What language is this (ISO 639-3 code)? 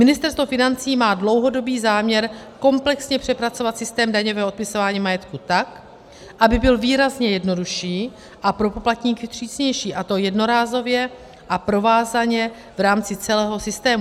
ces